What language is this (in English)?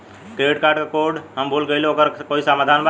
Bhojpuri